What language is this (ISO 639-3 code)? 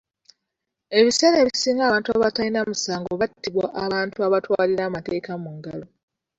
lug